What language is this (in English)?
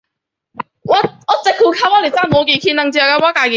Chinese